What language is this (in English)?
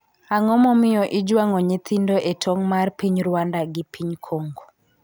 Luo (Kenya and Tanzania)